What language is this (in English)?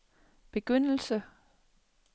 Danish